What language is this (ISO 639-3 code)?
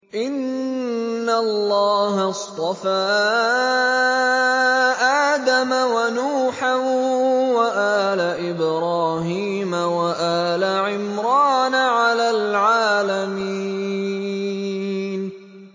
ara